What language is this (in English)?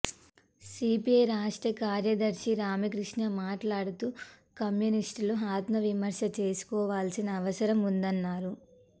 Telugu